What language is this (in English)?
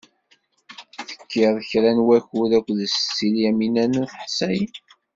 Kabyle